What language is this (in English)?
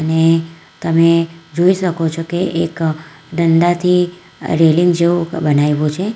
Gujarati